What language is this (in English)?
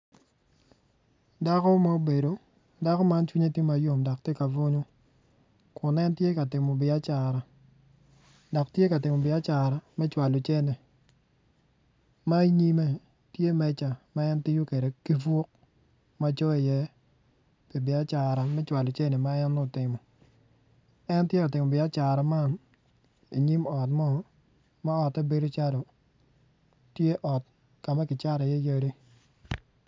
Acoli